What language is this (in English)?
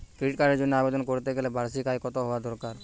Bangla